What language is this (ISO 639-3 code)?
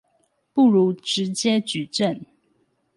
zho